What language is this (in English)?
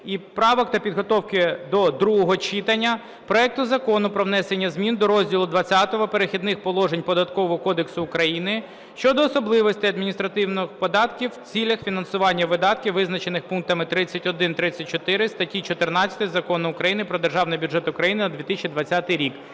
Ukrainian